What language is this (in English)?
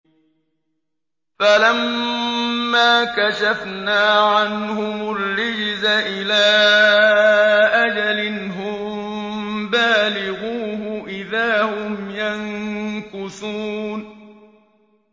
Arabic